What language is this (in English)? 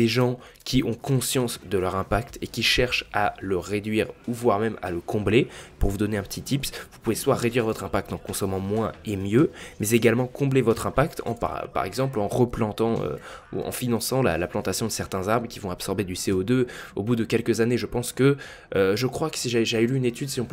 French